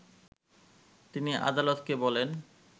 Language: Bangla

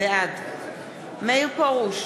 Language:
Hebrew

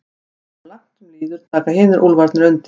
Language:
Icelandic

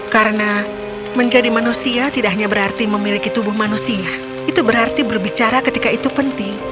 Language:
Indonesian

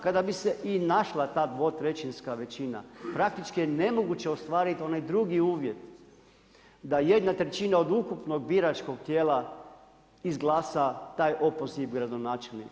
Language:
Croatian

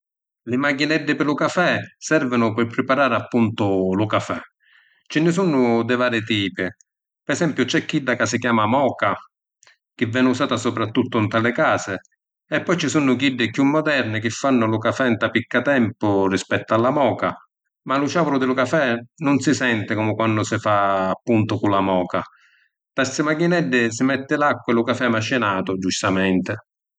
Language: Sicilian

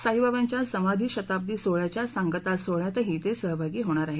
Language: Marathi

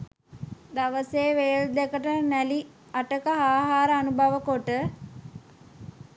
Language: Sinhala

